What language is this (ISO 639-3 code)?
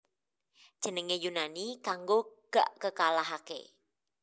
jav